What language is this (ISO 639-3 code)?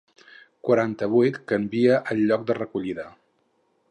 cat